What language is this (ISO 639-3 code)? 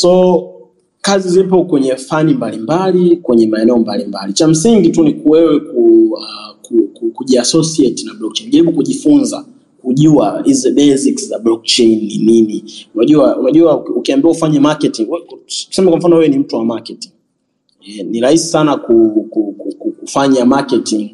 swa